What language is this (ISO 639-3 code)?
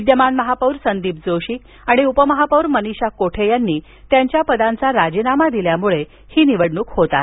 mar